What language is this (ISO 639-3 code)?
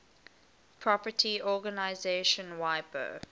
eng